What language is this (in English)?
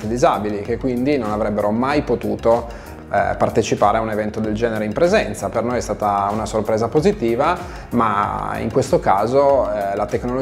Italian